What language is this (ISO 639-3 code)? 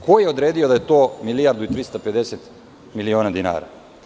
srp